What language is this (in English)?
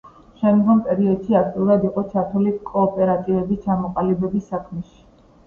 Georgian